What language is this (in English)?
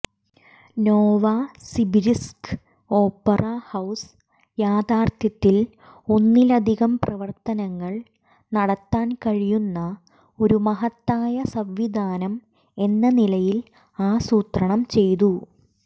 Malayalam